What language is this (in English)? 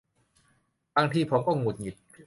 Thai